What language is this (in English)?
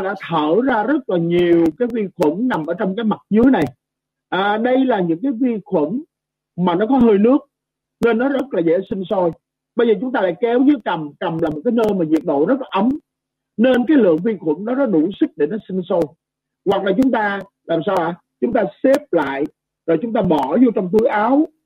Vietnamese